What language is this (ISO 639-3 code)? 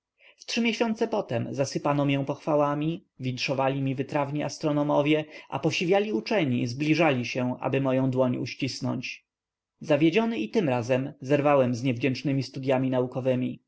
pol